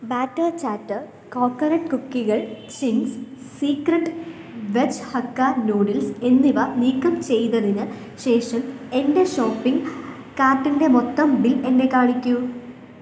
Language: Malayalam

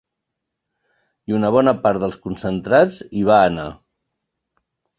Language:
Catalan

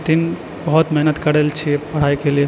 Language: Maithili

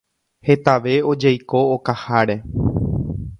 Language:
Guarani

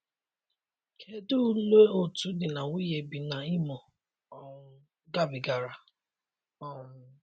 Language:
Igbo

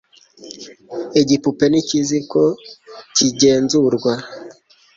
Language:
Kinyarwanda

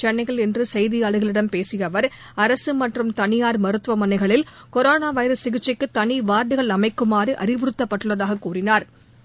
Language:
Tamil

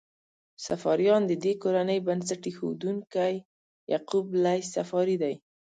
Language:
Pashto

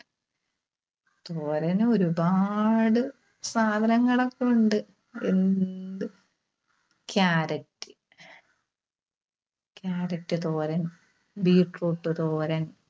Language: Malayalam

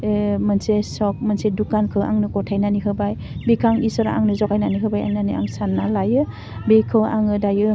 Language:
Bodo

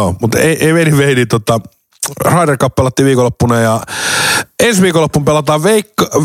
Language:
Finnish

